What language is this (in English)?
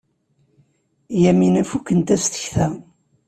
Kabyle